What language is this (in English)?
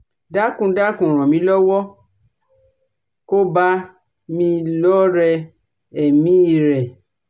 Yoruba